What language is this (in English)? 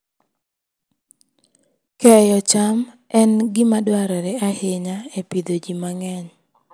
Luo (Kenya and Tanzania)